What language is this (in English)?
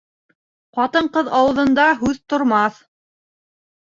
Bashkir